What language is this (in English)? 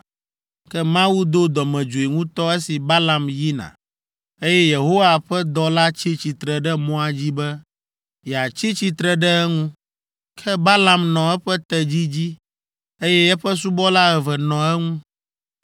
Ewe